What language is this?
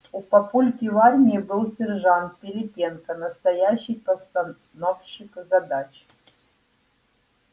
Russian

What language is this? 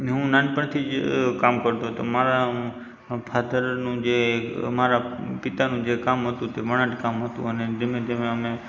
Gujarati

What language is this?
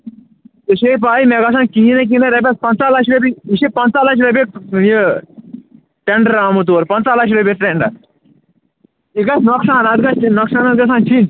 Kashmiri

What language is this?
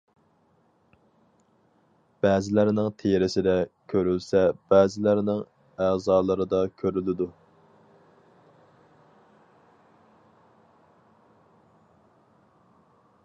Uyghur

